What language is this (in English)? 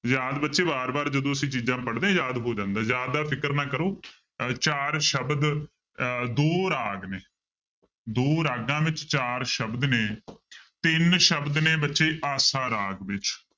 Punjabi